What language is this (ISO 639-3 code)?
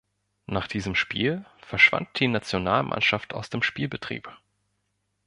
deu